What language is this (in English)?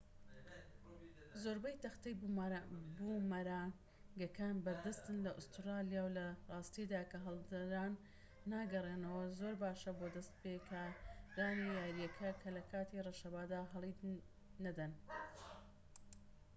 Central Kurdish